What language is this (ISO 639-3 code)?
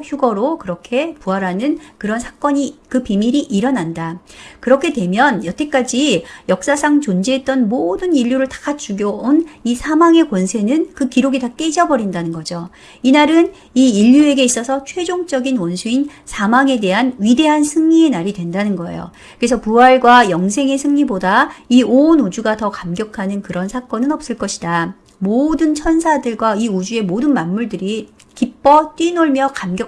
kor